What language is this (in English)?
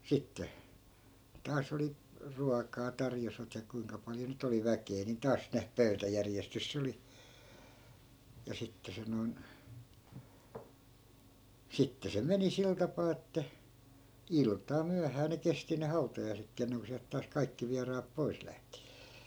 Finnish